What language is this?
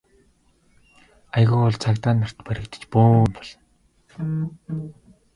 Mongolian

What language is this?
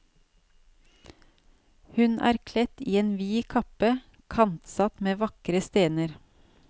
Norwegian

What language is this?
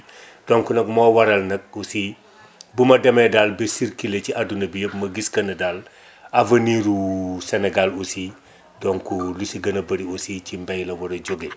Wolof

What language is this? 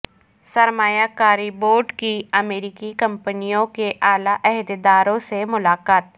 Urdu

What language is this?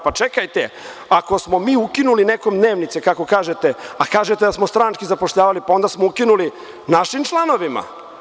Serbian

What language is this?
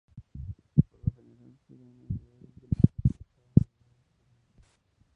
Spanish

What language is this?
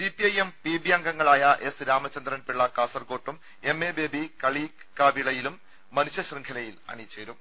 Malayalam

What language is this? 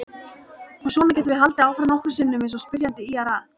Icelandic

